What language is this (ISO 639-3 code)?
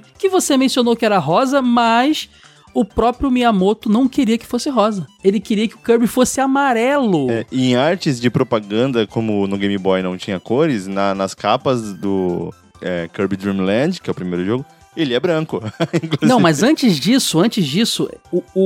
por